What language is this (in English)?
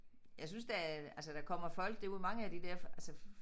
Danish